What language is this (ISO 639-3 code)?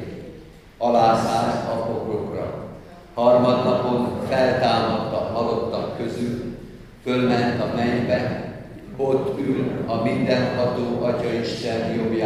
hun